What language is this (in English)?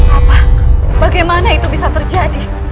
Indonesian